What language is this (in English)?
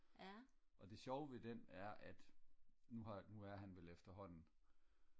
Danish